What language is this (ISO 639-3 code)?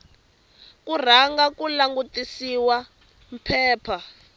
tso